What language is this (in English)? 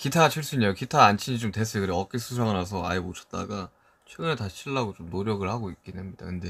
Korean